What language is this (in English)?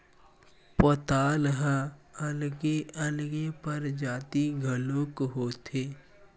Chhattisgarhi